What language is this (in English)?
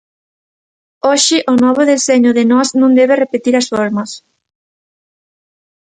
Galician